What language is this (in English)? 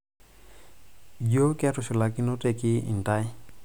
Masai